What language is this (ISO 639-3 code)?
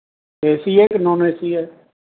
pan